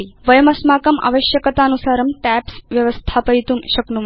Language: Sanskrit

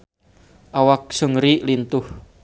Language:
Sundanese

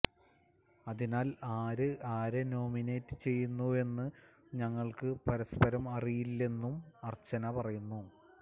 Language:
Malayalam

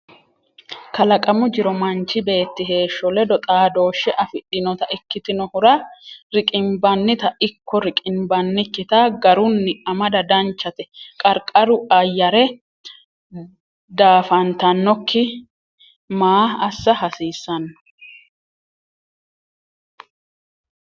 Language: Sidamo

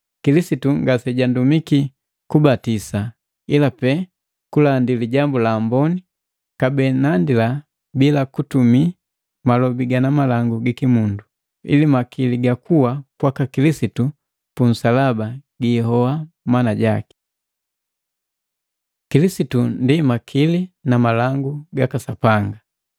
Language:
Matengo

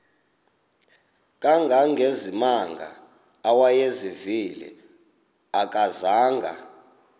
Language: Xhosa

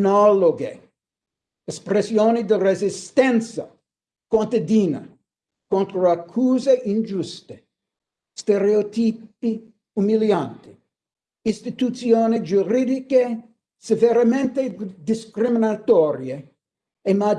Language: Italian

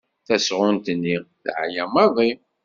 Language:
Kabyle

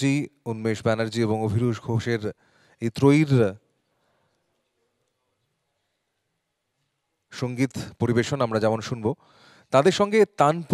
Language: Bangla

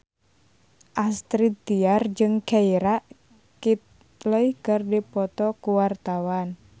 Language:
Sundanese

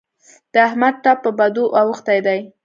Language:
Pashto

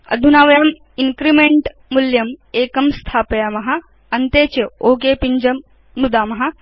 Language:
Sanskrit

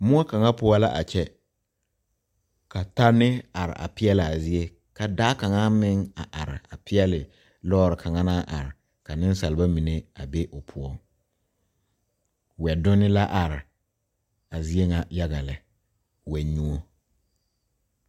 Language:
Southern Dagaare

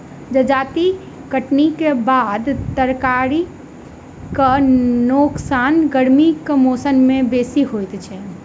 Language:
Maithili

